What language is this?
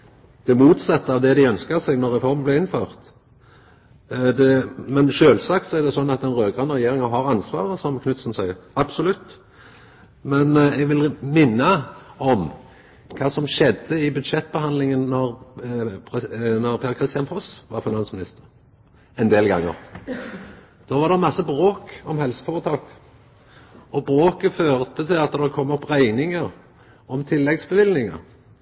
Norwegian Nynorsk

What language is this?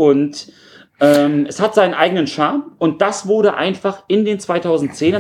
German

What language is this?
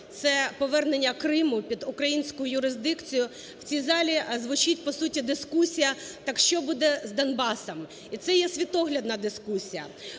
Ukrainian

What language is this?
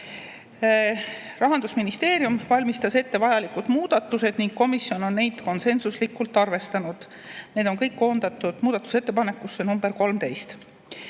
Estonian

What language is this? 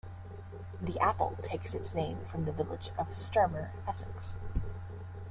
English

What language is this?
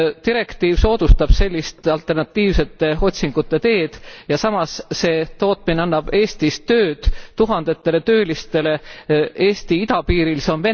Estonian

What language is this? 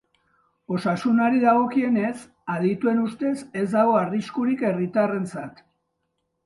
Basque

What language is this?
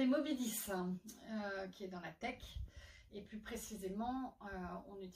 French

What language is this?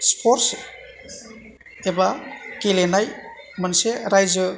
Bodo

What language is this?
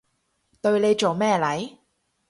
Cantonese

